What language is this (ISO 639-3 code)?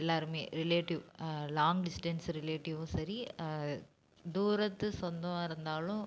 tam